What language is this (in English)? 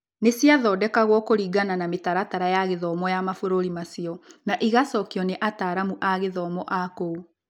Kikuyu